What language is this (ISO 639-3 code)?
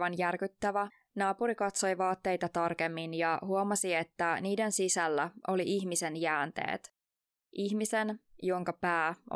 fin